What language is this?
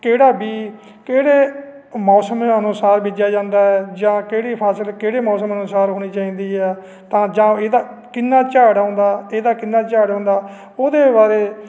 Punjabi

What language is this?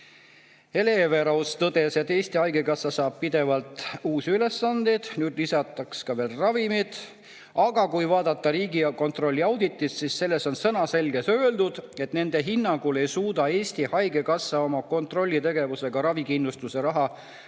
Estonian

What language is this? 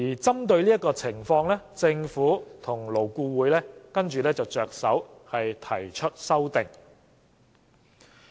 Cantonese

